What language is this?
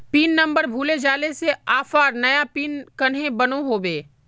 Magahi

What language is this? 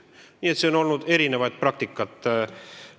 Estonian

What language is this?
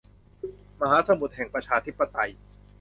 Thai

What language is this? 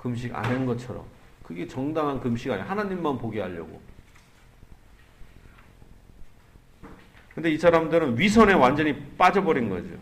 Korean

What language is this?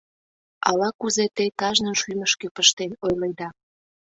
Mari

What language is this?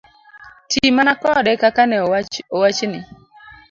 Luo (Kenya and Tanzania)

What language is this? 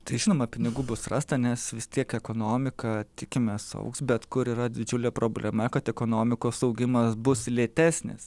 Lithuanian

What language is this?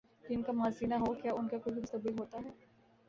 Urdu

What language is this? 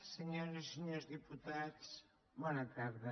Catalan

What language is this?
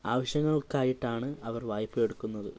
Malayalam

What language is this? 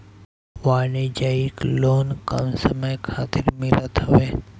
Bhojpuri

